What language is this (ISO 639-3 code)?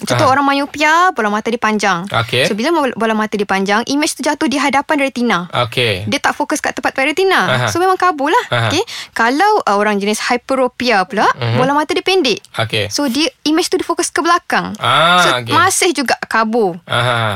msa